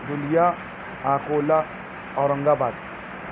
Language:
Urdu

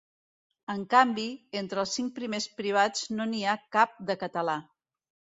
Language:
Catalan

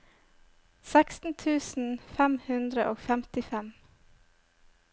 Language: Norwegian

